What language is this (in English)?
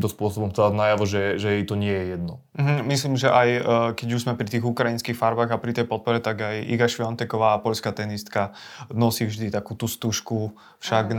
Slovak